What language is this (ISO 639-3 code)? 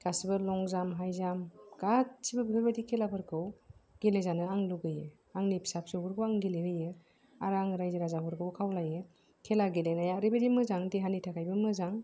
brx